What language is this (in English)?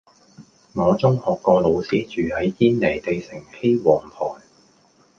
Cantonese